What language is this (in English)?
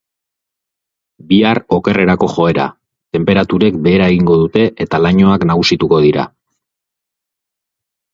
Basque